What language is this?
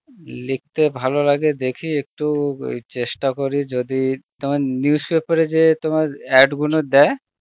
Bangla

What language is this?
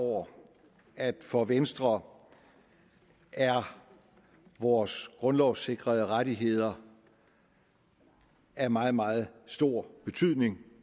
Danish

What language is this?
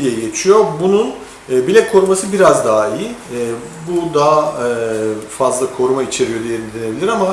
Turkish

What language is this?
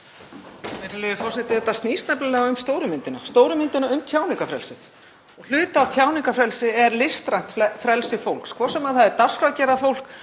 Icelandic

